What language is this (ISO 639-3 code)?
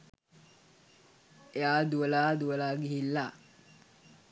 sin